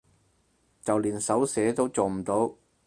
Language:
Cantonese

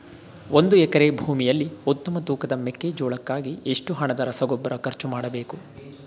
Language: Kannada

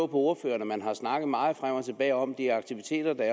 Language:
Danish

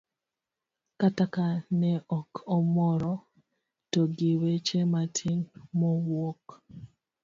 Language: Luo (Kenya and Tanzania)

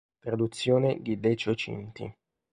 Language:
Italian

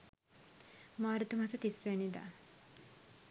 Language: Sinhala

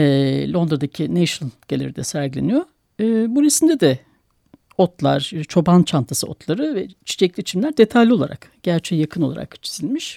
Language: Turkish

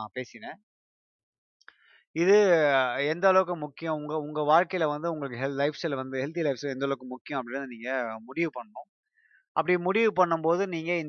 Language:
Tamil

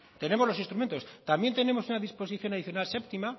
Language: Spanish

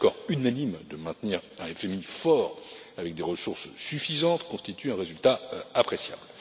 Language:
French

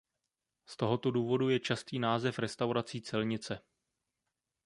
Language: Czech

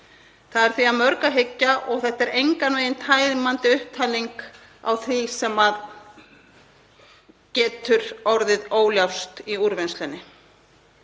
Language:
Icelandic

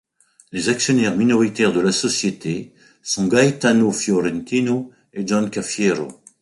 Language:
French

